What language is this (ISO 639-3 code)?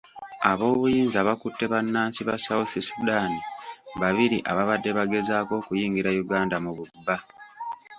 lug